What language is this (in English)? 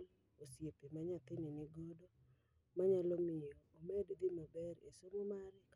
Luo (Kenya and Tanzania)